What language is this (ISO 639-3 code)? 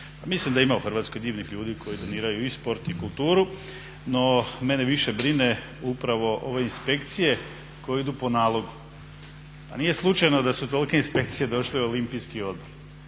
hrv